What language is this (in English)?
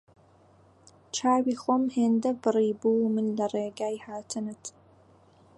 Central Kurdish